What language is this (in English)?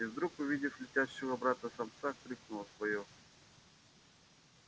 Russian